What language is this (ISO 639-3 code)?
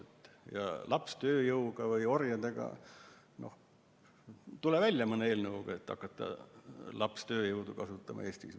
est